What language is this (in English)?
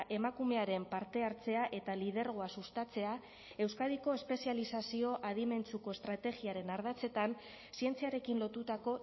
Basque